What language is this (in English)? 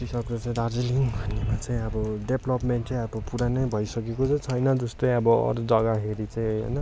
Nepali